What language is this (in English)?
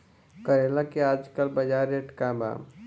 Bhojpuri